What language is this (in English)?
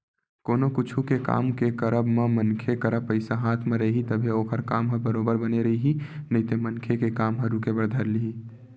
Chhattisgarhi